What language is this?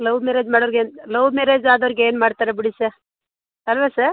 Kannada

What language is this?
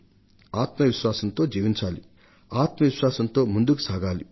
Telugu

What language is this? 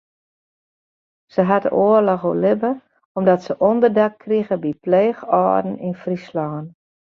Western Frisian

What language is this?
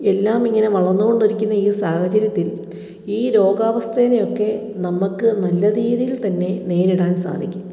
Malayalam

